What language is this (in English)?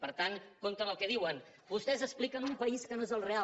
Catalan